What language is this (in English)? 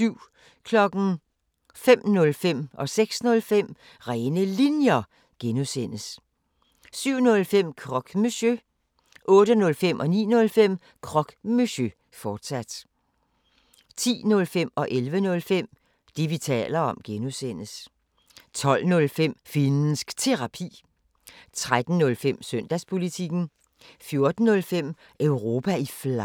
Danish